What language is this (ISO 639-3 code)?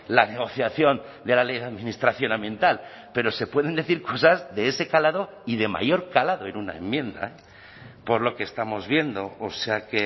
spa